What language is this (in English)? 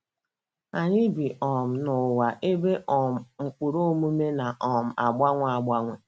Igbo